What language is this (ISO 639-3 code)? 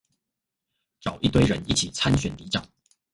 zho